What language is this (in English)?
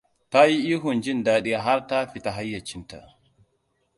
Hausa